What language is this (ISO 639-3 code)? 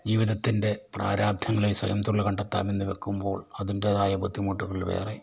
mal